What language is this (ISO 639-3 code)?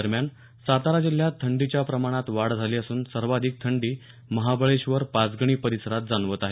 mar